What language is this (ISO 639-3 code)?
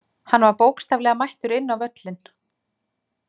isl